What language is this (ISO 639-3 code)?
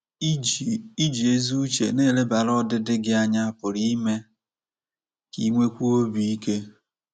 ibo